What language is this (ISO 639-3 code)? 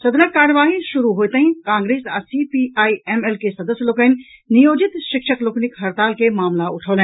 mai